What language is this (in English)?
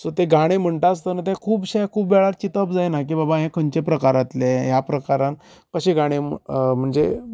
Konkani